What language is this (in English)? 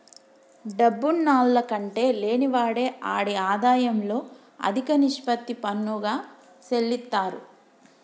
Telugu